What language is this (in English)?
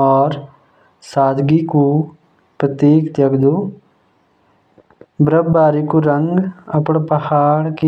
Jaunsari